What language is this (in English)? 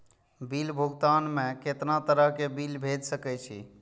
Maithili